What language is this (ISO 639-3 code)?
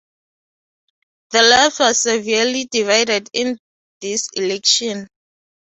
eng